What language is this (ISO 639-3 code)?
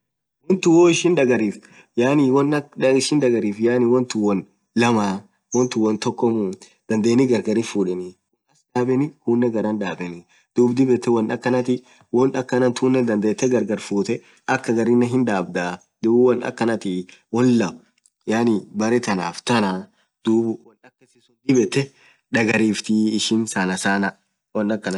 orc